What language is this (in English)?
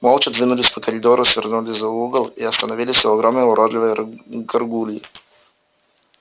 Russian